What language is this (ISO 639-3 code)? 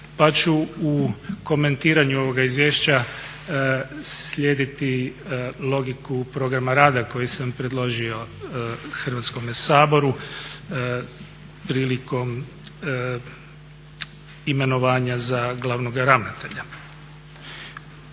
hrv